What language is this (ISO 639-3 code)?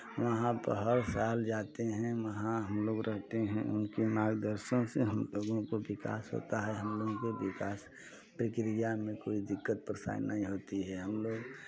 hin